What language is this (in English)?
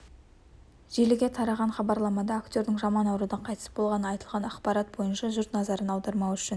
Kazakh